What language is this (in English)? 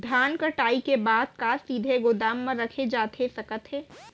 Chhattisgarhi